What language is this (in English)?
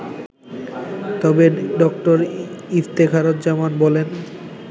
Bangla